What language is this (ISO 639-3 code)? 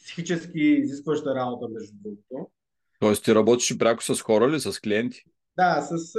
bul